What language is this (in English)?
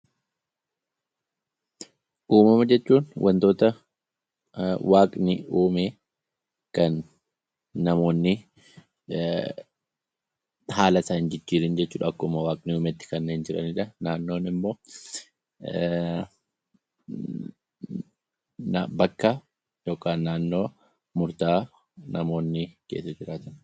Oromo